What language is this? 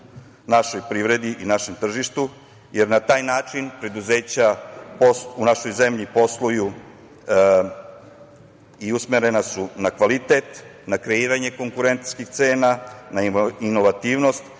Serbian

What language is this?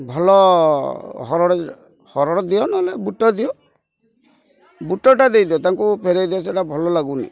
Odia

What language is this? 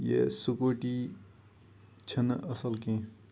Kashmiri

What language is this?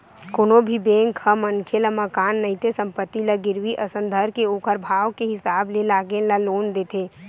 Chhattisgarhi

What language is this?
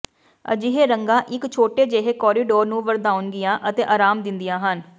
Punjabi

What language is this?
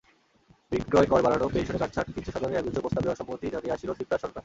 Bangla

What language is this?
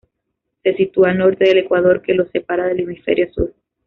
Spanish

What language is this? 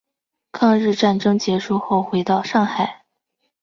Chinese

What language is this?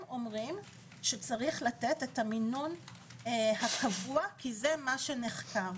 Hebrew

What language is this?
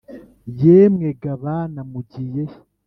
Kinyarwanda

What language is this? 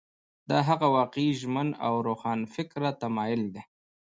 Pashto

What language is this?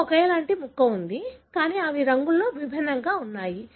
Telugu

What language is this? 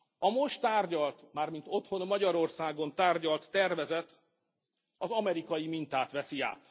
Hungarian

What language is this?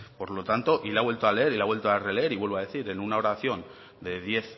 Spanish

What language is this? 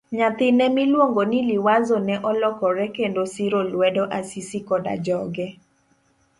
Luo (Kenya and Tanzania)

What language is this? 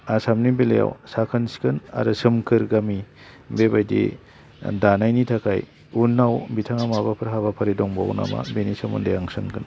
Bodo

